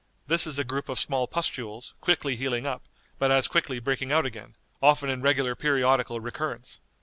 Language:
English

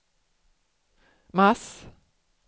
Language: Swedish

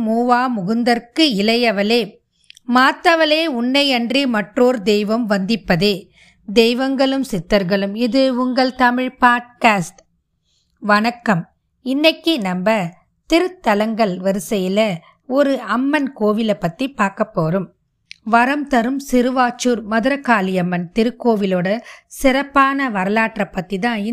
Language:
Tamil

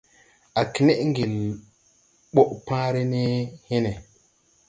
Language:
Tupuri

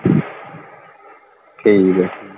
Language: Punjabi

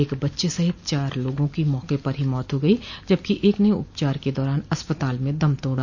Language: Hindi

